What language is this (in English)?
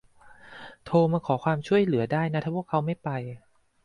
Thai